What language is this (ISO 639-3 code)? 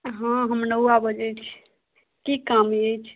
mai